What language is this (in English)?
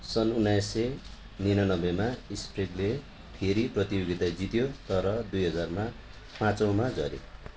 Nepali